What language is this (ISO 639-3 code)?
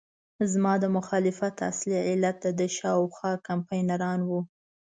pus